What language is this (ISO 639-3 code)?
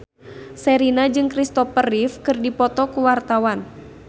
sun